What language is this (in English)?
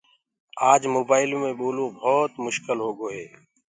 Gurgula